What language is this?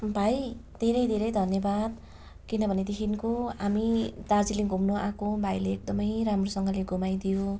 Nepali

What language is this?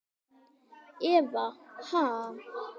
Icelandic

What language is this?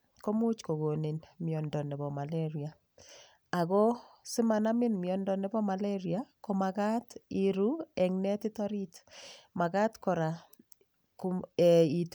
Kalenjin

